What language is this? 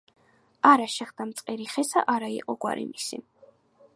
Georgian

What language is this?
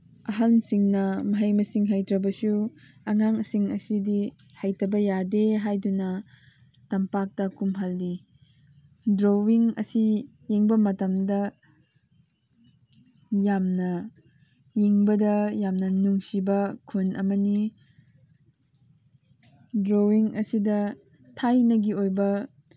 Manipuri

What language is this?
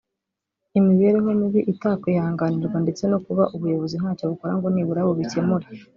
Kinyarwanda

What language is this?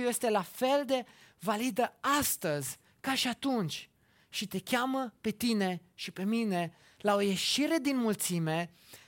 Romanian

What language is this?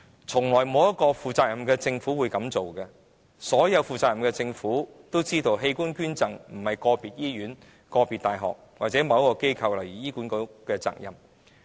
Cantonese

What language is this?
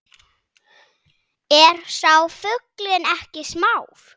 Icelandic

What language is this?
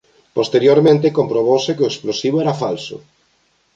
Galician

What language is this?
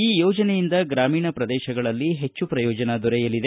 Kannada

